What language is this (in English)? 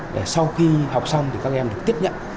Vietnamese